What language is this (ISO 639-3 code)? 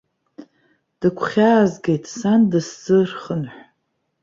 abk